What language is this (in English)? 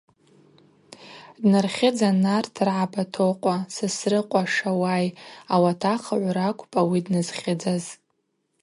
Abaza